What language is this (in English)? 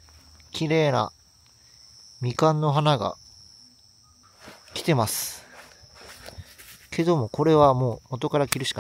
Japanese